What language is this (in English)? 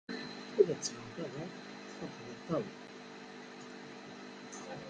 Kabyle